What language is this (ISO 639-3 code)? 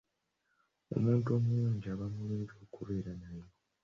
lug